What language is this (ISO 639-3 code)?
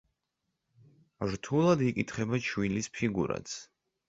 kat